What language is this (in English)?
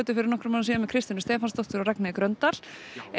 Icelandic